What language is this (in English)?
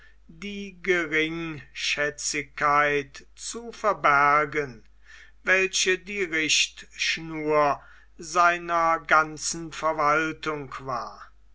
German